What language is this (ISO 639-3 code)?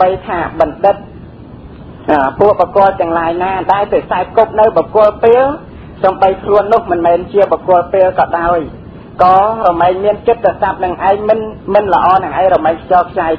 tha